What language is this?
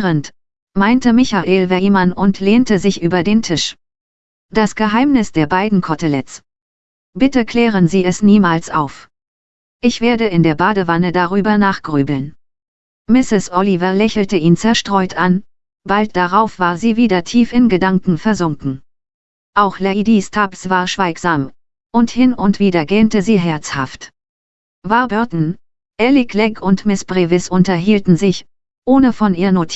German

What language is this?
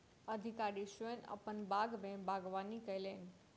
Maithili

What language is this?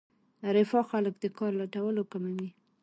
Pashto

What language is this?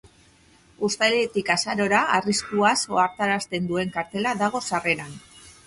Basque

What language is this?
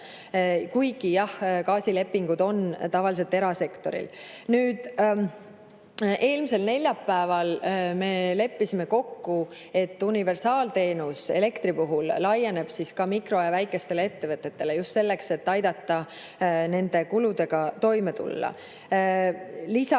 Estonian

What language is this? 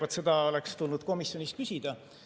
Estonian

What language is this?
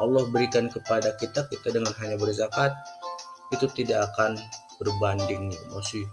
Indonesian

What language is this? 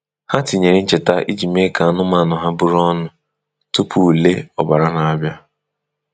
Igbo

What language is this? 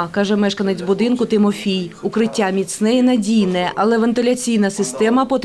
Ukrainian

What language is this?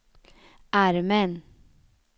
Swedish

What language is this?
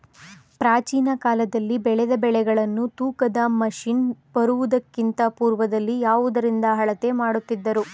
Kannada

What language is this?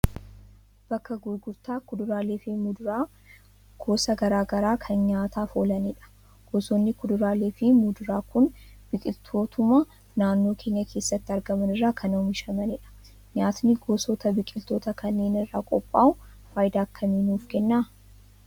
Oromo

